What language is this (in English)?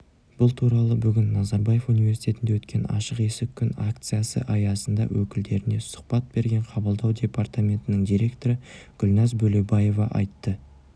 Kazakh